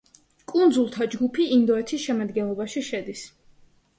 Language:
Georgian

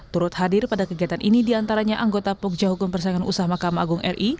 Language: Indonesian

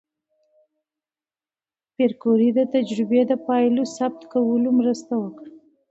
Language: Pashto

